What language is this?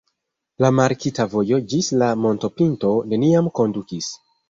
Esperanto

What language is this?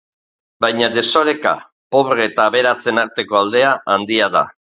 Basque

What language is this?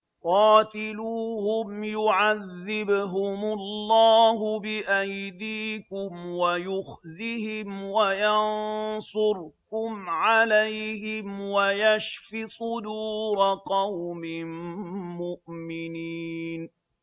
Arabic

